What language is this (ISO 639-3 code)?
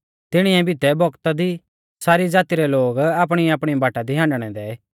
bfz